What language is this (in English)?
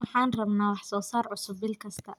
Somali